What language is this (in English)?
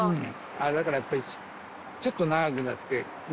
Japanese